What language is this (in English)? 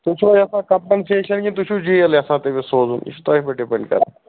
Kashmiri